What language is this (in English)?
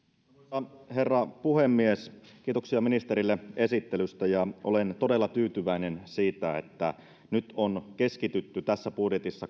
Finnish